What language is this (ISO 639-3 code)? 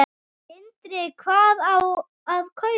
isl